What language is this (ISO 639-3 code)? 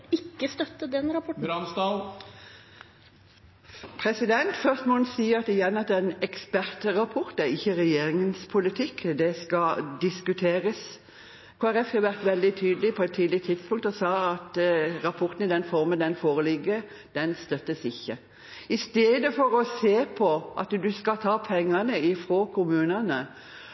nor